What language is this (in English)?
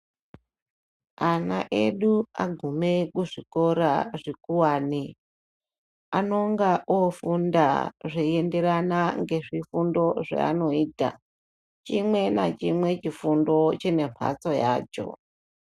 Ndau